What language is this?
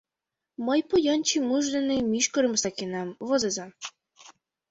Mari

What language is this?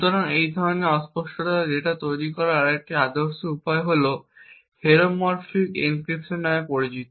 Bangla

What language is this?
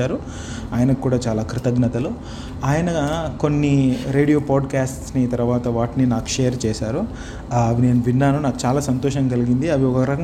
Telugu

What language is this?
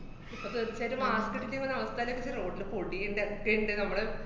Malayalam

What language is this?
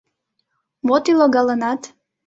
Mari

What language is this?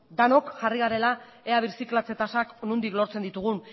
Basque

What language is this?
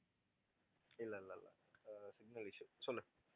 Tamil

